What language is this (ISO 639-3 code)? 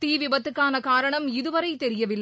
tam